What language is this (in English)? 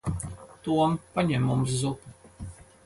Latvian